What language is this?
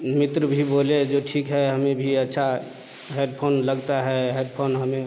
Hindi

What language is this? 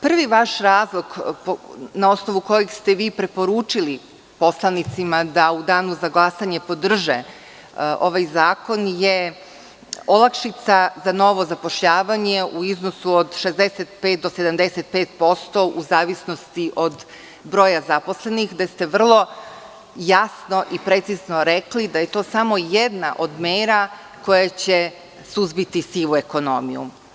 Serbian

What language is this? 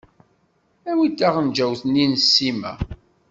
Kabyle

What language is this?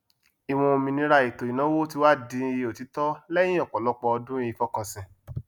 Yoruba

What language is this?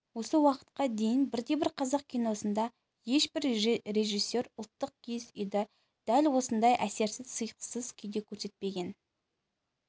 Kazakh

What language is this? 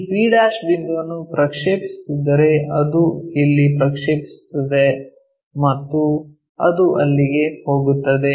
Kannada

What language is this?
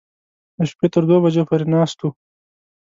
Pashto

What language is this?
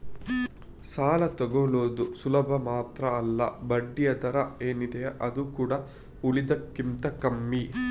Kannada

